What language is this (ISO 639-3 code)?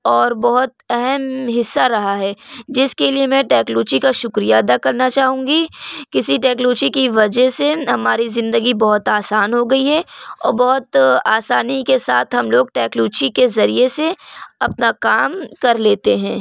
urd